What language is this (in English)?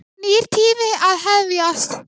Icelandic